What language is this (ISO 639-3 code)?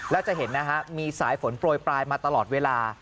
tha